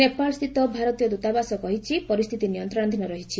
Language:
Odia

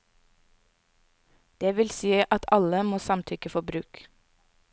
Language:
Norwegian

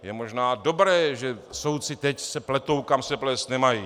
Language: Czech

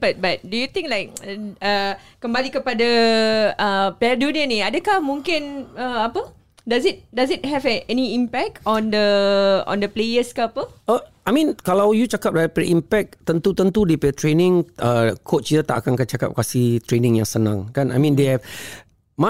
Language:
Malay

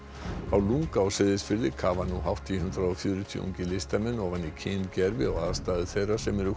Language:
Icelandic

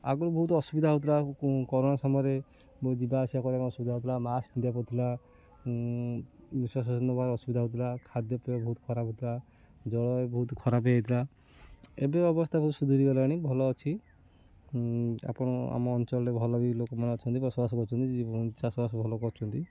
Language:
Odia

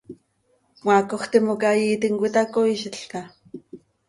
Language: Seri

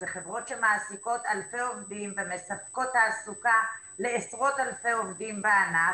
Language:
Hebrew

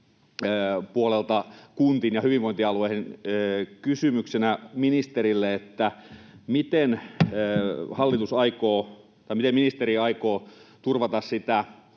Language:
Finnish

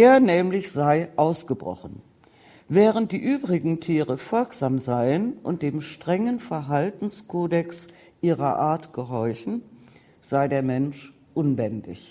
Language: German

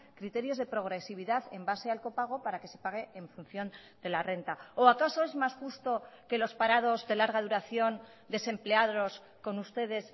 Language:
Spanish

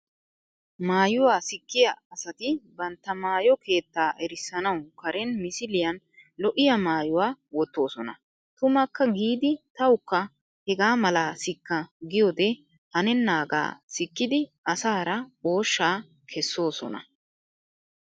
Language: Wolaytta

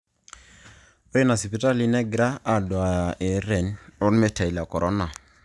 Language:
Masai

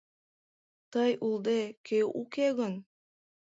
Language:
Mari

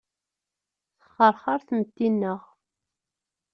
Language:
Kabyle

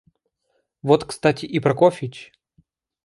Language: Russian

